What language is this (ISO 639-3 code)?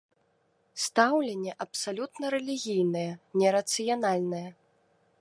bel